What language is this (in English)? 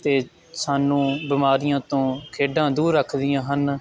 Punjabi